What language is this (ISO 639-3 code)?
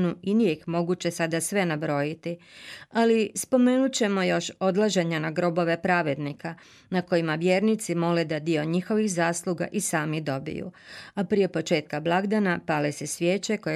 hrv